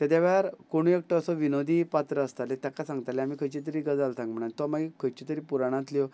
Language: Konkani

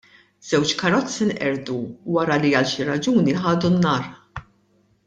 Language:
Maltese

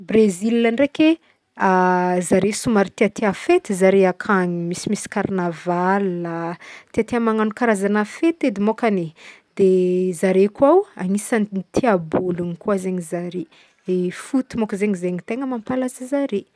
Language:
Northern Betsimisaraka Malagasy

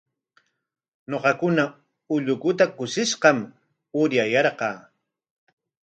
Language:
Corongo Ancash Quechua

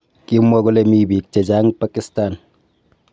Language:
Kalenjin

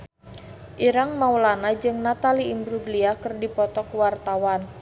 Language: Sundanese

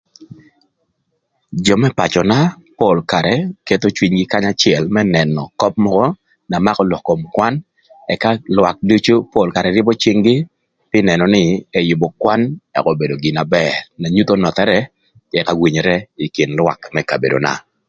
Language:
Thur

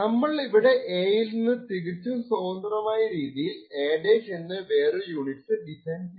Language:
Malayalam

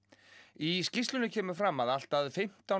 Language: Icelandic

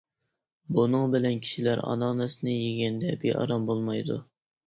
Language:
Uyghur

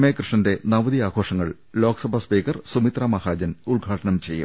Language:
Malayalam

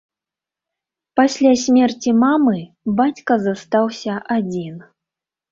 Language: Belarusian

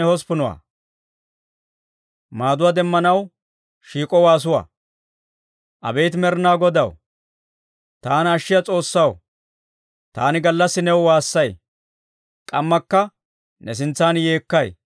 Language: Dawro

